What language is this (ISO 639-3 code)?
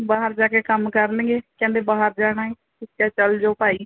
pan